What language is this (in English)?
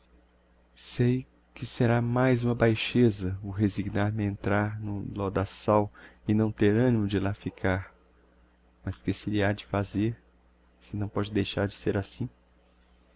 Portuguese